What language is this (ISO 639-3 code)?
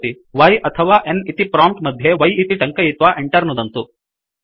san